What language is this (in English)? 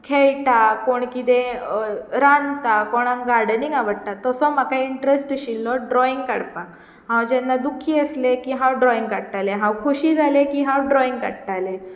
Konkani